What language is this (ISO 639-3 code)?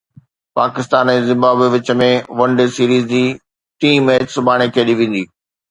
snd